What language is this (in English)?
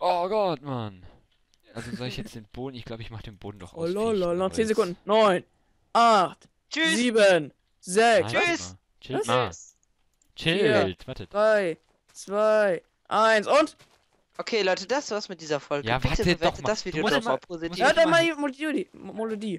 German